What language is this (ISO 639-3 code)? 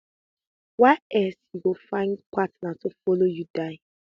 pcm